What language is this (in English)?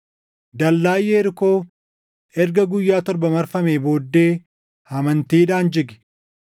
Oromo